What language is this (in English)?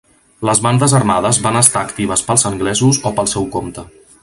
Catalan